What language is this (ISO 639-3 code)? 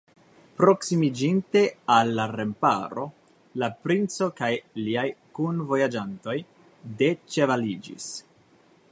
epo